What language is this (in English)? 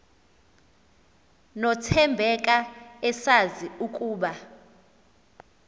Xhosa